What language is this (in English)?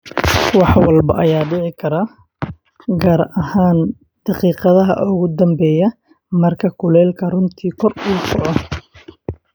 Somali